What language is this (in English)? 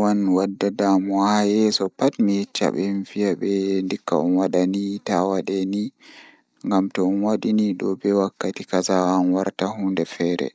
Fula